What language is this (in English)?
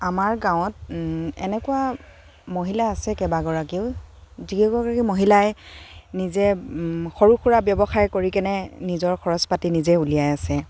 Assamese